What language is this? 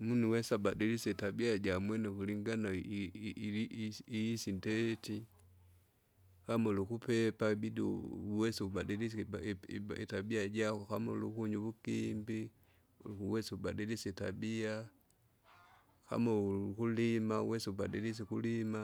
Kinga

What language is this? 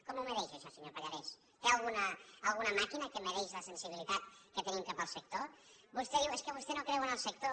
Catalan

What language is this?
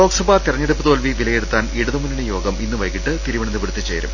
Malayalam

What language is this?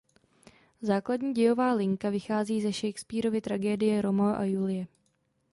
Czech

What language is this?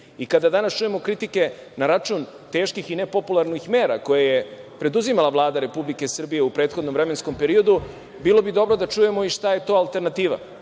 Serbian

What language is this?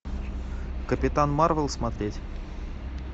Russian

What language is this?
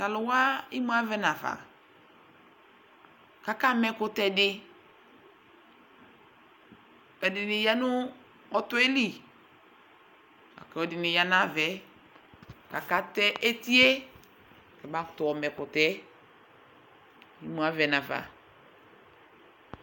Ikposo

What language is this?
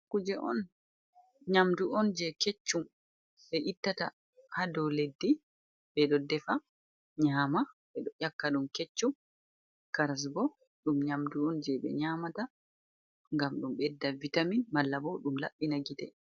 Fula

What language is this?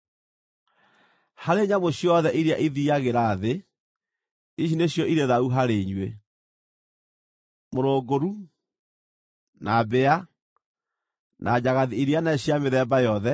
Kikuyu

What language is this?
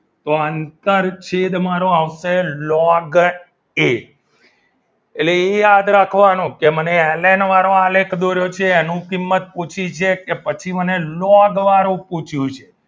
Gujarati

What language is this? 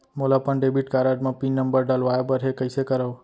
Chhattisgarhi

